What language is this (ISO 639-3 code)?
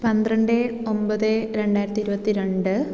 mal